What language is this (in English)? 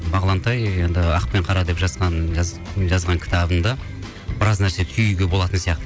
Kazakh